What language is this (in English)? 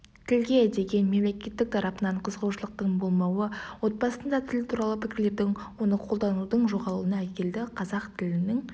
Kazakh